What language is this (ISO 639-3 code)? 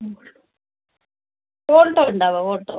mal